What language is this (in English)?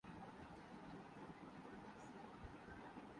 Urdu